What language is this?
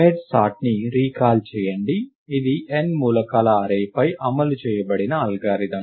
Telugu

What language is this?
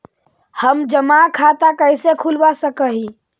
Magahi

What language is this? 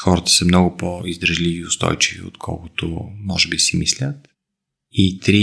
Bulgarian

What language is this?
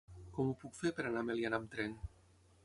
Catalan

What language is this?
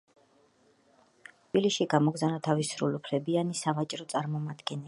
Georgian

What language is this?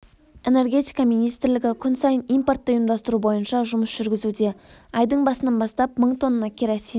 Kazakh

